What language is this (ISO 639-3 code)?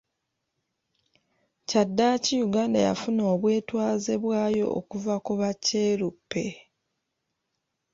lug